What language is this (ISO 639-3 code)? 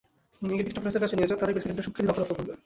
ben